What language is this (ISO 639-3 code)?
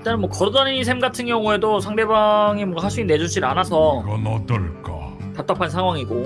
kor